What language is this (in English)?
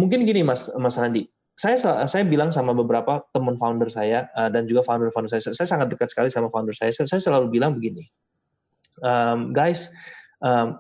Indonesian